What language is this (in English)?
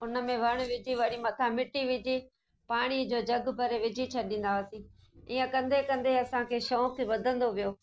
Sindhi